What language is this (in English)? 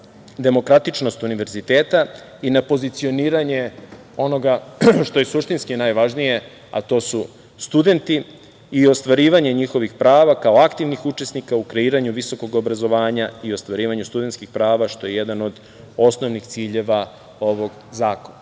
Serbian